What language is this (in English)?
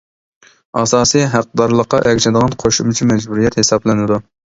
Uyghur